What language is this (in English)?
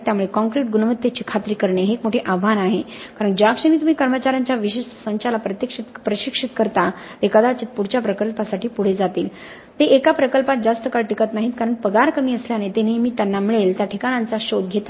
Marathi